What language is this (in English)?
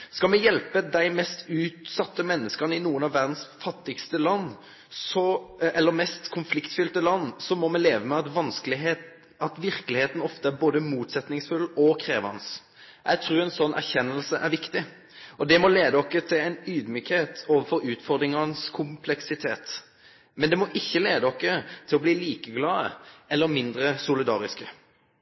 Norwegian Nynorsk